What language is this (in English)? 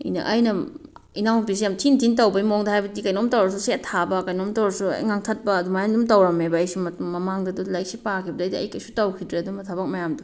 Manipuri